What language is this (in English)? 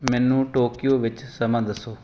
Punjabi